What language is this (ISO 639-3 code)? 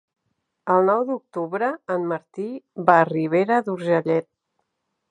cat